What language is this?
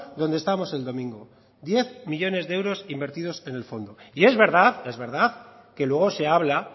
Spanish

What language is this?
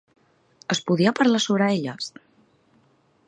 Catalan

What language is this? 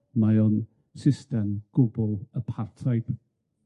Welsh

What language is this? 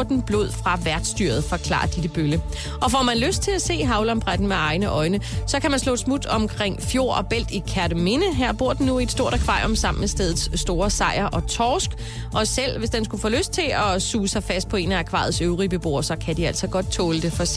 Danish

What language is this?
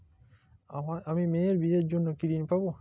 Bangla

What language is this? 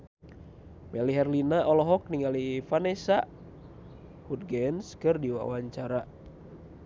Sundanese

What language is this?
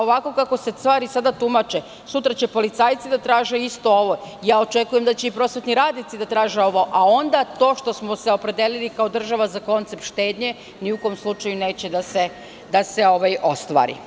Serbian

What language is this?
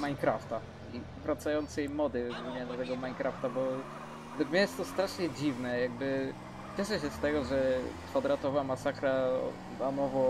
Polish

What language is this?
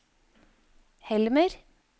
Norwegian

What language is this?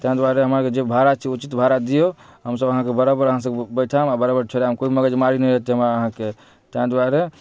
Maithili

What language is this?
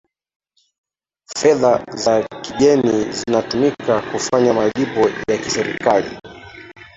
Swahili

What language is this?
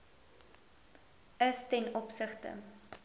Afrikaans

